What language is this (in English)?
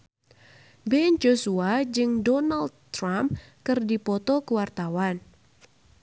Sundanese